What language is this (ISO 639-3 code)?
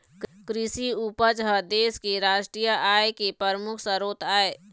hne